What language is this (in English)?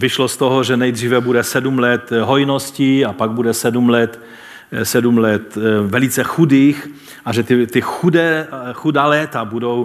Czech